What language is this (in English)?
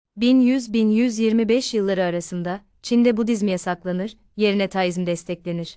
Turkish